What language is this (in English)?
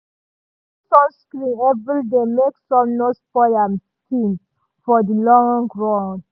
Nigerian Pidgin